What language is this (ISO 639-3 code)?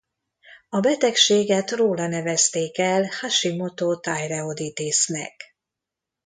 hun